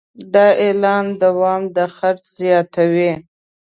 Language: Pashto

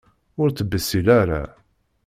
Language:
Kabyle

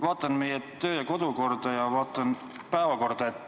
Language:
Estonian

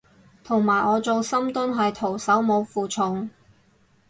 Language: Cantonese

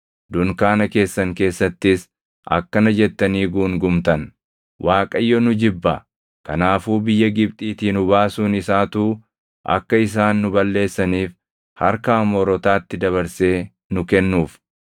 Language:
Oromo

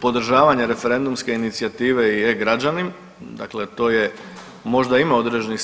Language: Croatian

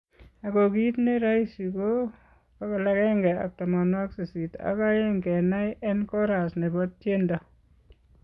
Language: Kalenjin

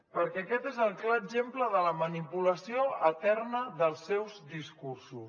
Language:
Catalan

